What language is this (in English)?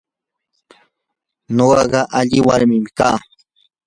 Yanahuanca Pasco Quechua